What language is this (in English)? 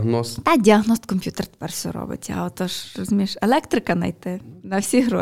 Ukrainian